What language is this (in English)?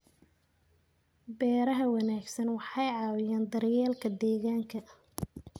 Somali